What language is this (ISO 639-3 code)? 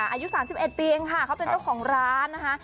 tha